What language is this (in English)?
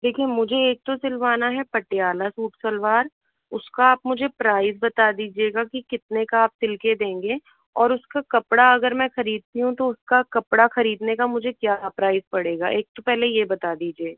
Hindi